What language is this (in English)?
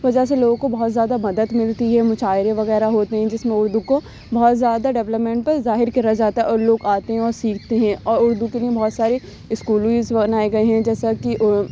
Urdu